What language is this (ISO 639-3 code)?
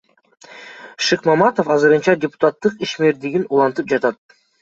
kir